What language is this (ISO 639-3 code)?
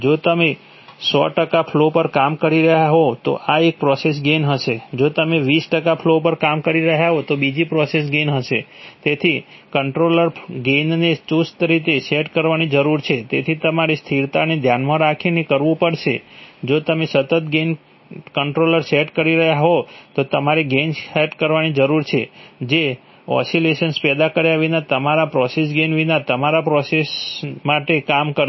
guj